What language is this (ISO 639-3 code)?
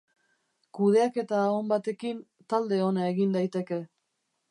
eus